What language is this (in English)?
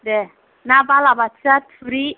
Bodo